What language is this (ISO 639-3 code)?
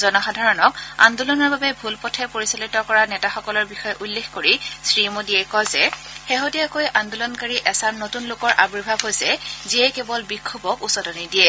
asm